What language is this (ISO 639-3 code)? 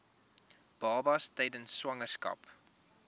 afr